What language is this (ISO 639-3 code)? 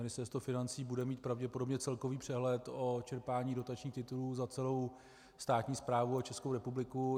ces